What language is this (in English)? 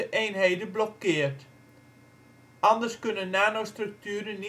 Dutch